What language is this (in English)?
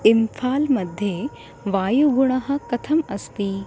Sanskrit